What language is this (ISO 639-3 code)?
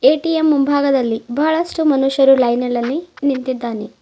kan